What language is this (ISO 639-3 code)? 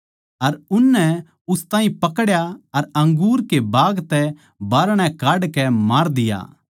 bgc